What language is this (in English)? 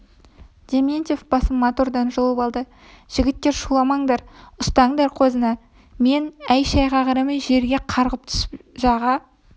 Kazakh